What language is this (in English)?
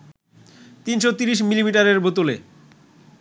Bangla